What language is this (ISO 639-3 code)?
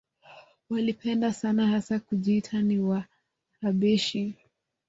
swa